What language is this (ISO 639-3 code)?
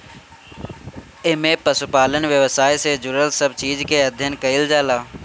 bho